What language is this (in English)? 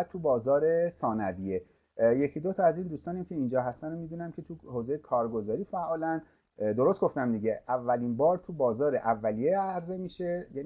Persian